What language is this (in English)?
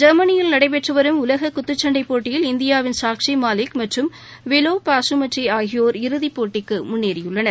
Tamil